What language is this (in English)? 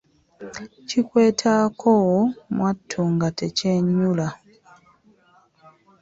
Ganda